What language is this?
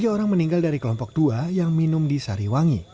Indonesian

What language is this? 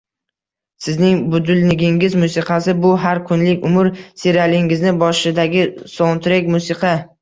Uzbek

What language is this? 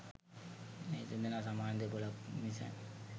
Sinhala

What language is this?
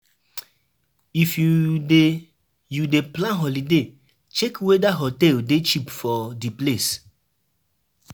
Nigerian Pidgin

